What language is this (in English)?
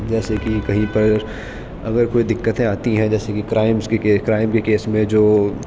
Urdu